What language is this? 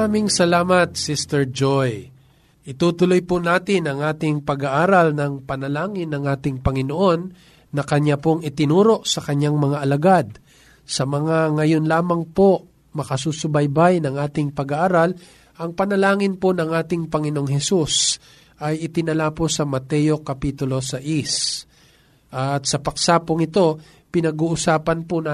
Filipino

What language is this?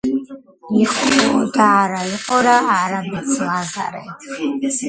Georgian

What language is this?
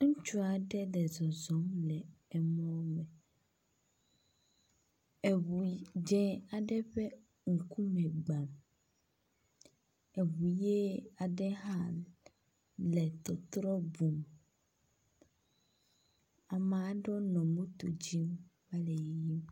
Ewe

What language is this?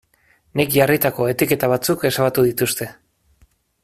Basque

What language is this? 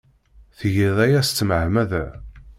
Kabyle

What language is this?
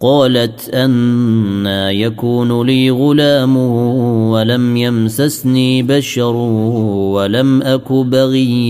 Arabic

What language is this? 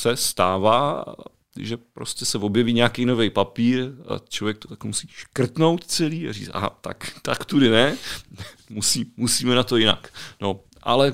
Czech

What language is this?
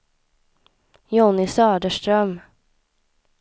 Swedish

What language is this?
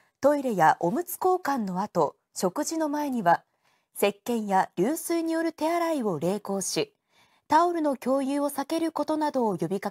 Japanese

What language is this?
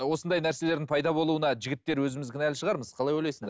Kazakh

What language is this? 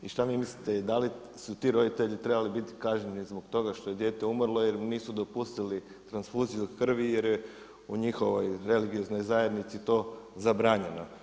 Croatian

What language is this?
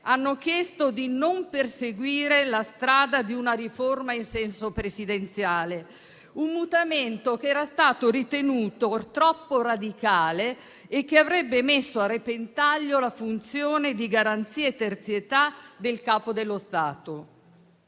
Italian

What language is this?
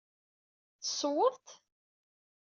Kabyle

